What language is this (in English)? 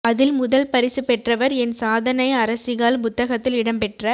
Tamil